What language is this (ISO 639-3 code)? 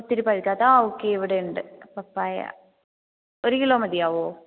mal